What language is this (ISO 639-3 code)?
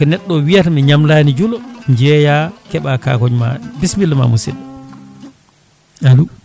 ful